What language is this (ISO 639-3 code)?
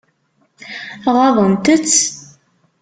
kab